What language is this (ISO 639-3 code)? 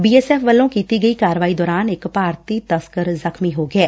pan